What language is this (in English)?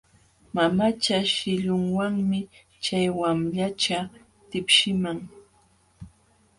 Jauja Wanca Quechua